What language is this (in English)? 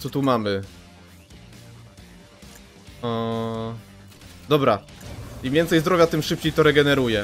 Polish